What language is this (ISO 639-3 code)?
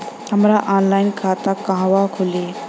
bho